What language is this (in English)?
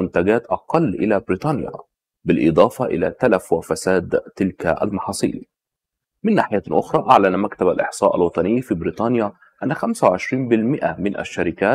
Arabic